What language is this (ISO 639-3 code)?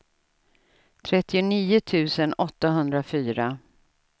swe